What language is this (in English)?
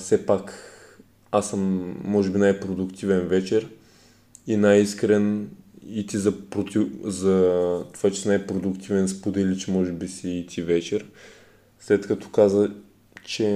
Bulgarian